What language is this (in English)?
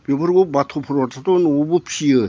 Bodo